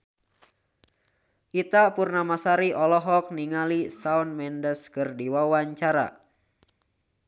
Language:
Sundanese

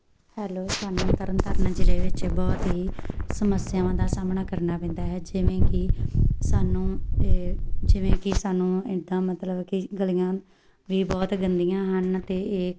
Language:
Punjabi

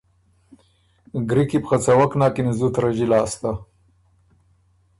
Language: Ormuri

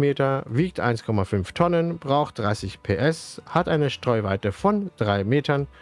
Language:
German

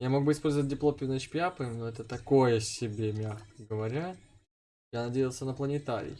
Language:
Russian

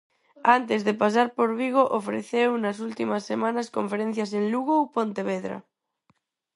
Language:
Galician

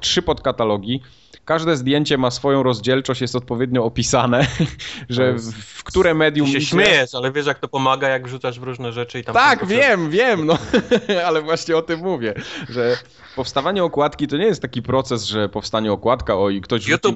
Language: Polish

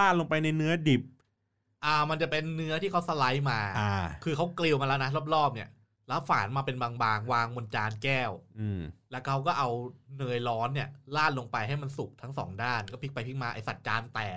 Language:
Thai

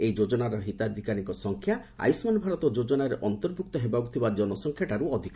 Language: Odia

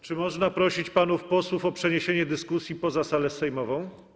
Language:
Polish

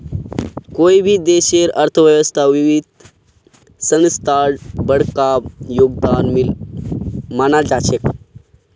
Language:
Magahi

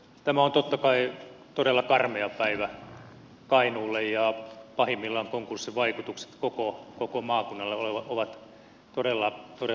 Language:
Finnish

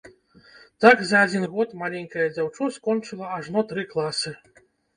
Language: Belarusian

